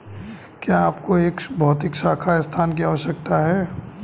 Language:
Hindi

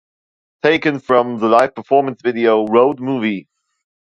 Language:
English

